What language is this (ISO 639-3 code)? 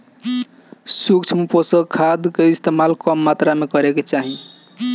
bho